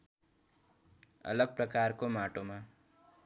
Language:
Nepali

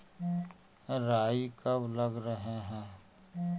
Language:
Magahi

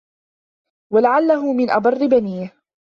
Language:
Arabic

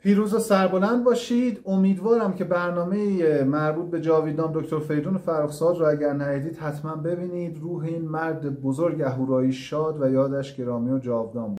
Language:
Persian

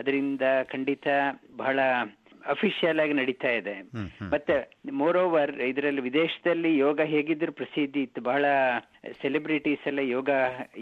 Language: Kannada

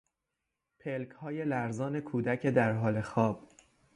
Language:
Persian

